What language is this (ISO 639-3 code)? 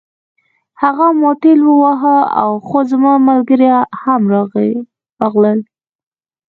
pus